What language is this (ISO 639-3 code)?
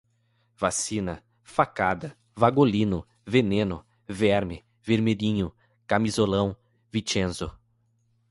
por